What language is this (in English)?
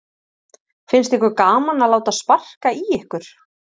Icelandic